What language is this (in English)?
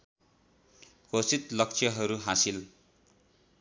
Nepali